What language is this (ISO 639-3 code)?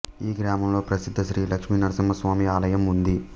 tel